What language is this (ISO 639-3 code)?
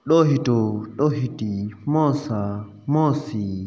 snd